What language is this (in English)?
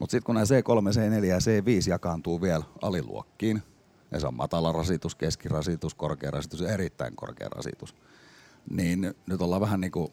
Finnish